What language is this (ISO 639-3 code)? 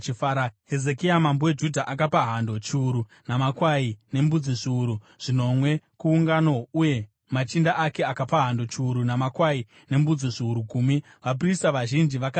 sna